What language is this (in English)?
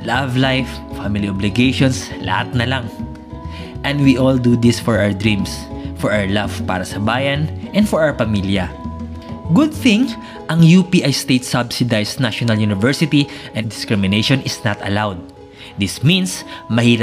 Filipino